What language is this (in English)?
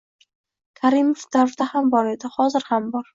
Uzbek